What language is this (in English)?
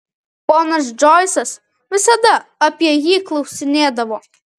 Lithuanian